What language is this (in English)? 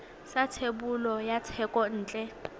Tswana